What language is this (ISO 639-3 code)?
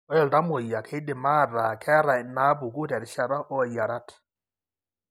mas